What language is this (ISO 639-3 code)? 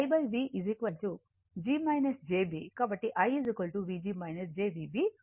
tel